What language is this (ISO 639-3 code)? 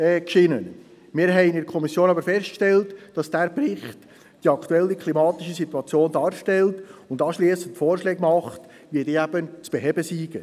gsw